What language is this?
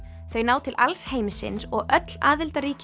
Icelandic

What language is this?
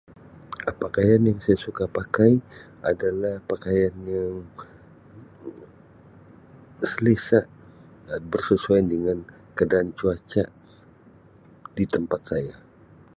Sabah Malay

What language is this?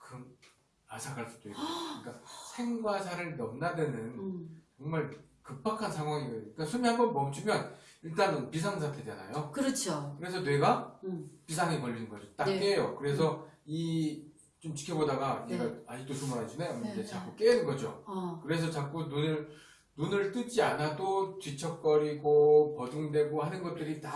Korean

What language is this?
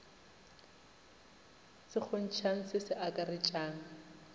Northern Sotho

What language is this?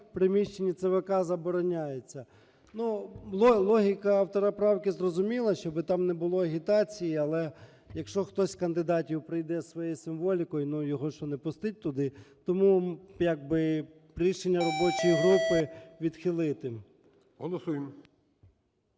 Ukrainian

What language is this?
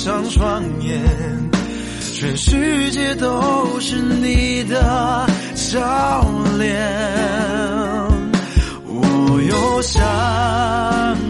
Chinese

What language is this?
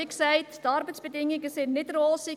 Swiss German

